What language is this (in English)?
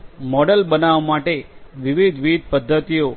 Gujarati